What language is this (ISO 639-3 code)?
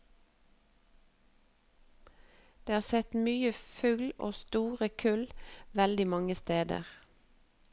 nor